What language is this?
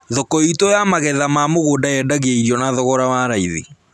Kikuyu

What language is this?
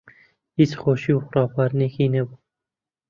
Central Kurdish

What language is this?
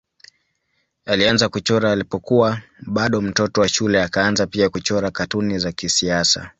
Swahili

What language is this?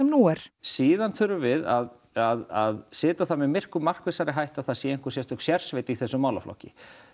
Icelandic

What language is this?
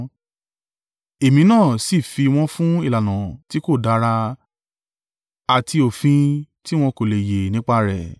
Yoruba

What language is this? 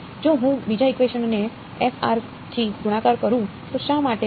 Gujarati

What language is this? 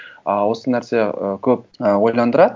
Kazakh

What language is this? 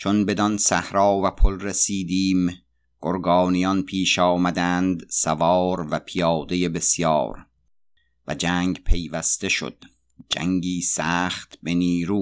Persian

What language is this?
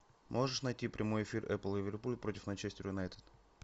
Russian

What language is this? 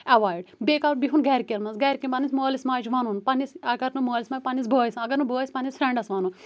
Kashmiri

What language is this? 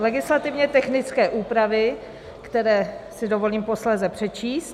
Czech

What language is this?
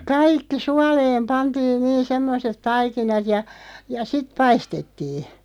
Finnish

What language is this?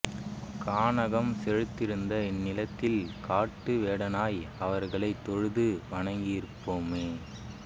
Tamil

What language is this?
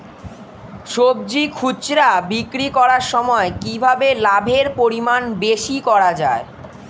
Bangla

